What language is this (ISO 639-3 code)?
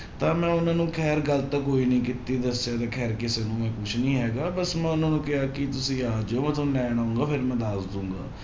pan